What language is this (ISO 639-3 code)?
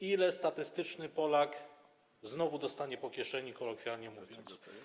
pol